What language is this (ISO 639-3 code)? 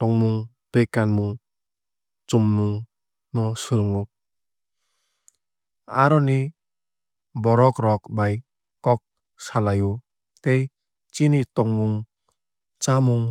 trp